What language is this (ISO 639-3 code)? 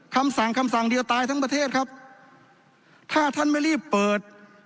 tha